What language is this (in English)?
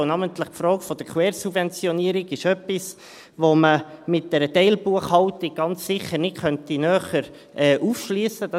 Swiss German